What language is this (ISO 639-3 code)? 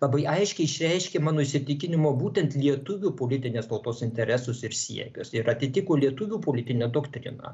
lit